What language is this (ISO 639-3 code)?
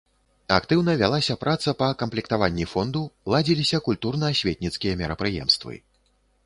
bel